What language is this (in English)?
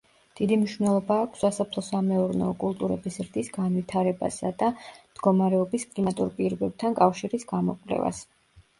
Georgian